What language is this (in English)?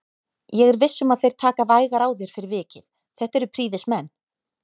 Icelandic